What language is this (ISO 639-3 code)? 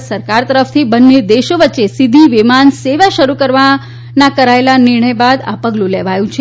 guj